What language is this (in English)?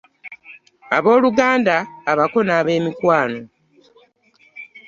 Ganda